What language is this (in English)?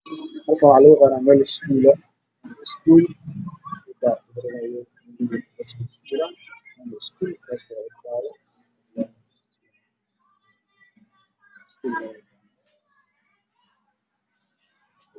Somali